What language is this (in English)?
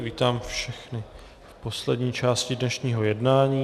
Czech